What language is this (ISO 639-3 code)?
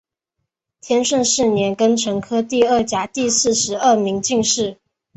zho